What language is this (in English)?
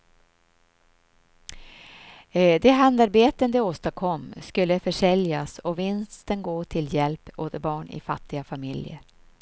Swedish